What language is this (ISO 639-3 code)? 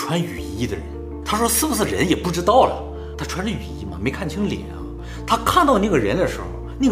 zho